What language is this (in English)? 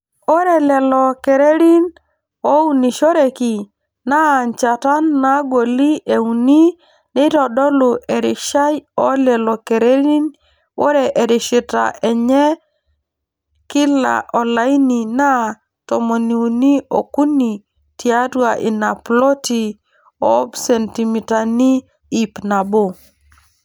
Masai